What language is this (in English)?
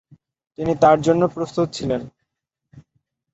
Bangla